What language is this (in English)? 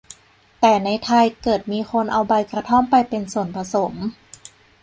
Thai